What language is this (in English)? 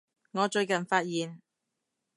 Cantonese